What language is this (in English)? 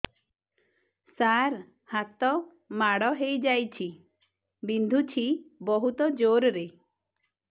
Odia